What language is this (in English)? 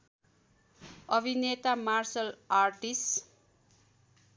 Nepali